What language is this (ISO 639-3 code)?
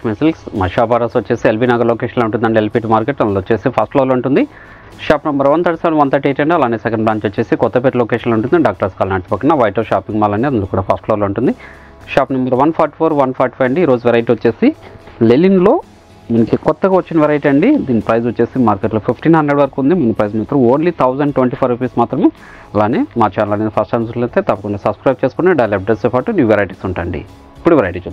tel